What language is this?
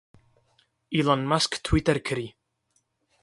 Kurdish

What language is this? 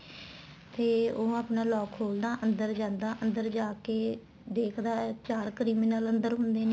Punjabi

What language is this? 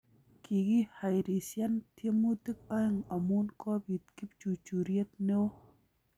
Kalenjin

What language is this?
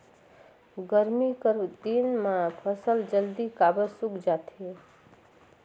Chhattisgarhi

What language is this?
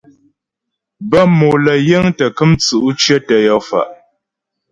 Ghomala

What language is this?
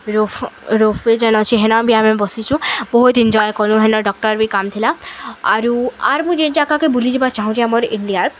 Odia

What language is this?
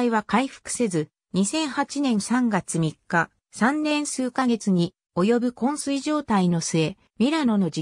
Japanese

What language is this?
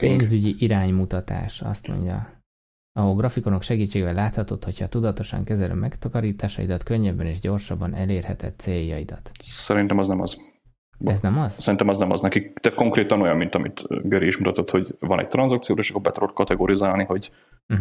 Hungarian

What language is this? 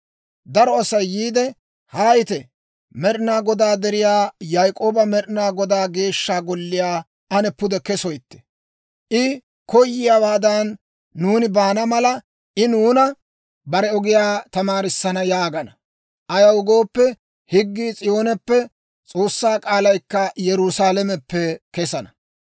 Dawro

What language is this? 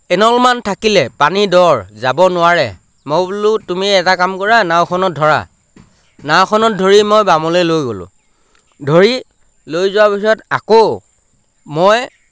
Assamese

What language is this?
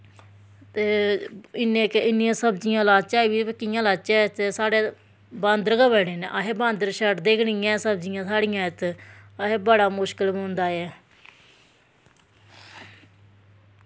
Dogri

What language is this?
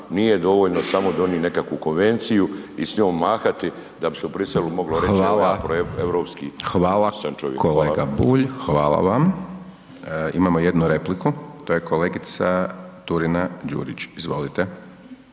Croatian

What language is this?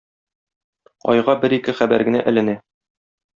Tatar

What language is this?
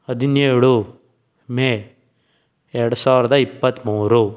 Kannada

